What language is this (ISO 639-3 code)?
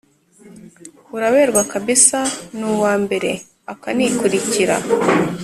kin